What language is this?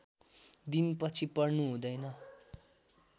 Nepali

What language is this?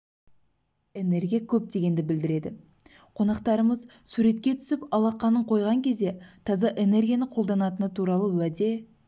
Kazakh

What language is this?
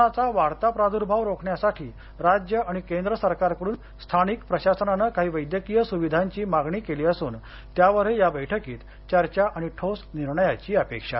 Marathi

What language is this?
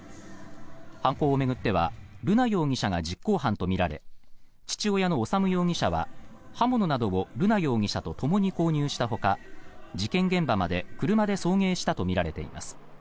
Japanese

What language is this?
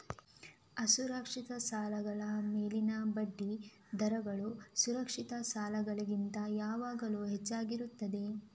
Kannada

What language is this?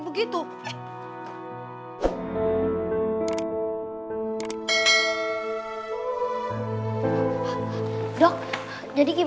Indonesian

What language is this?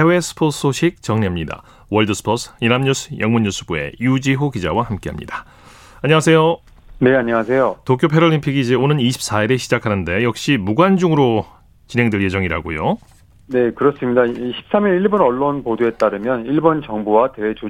Korean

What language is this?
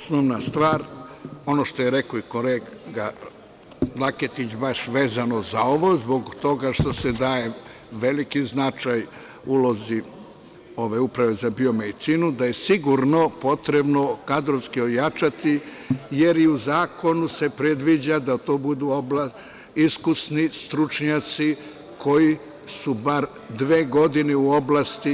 Serbian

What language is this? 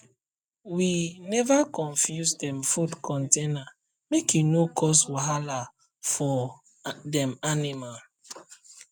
Nigerian Pidgin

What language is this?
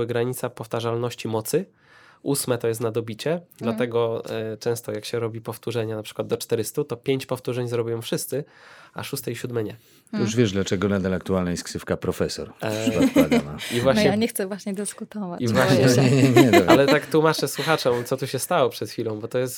Polish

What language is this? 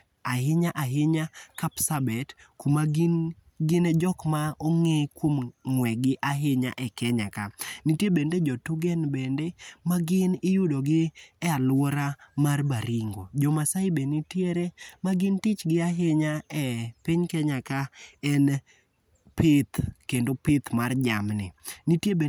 Luo (Kenya and Tanzania)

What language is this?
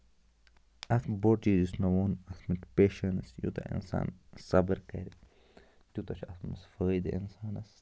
Kashmiri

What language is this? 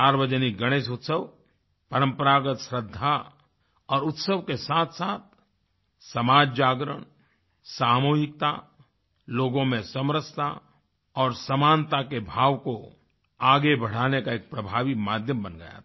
Hindi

